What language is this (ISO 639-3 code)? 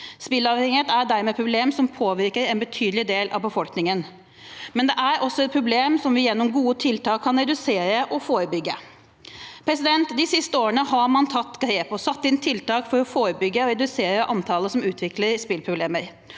nor